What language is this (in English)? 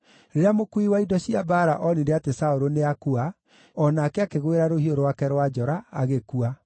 Kikuyu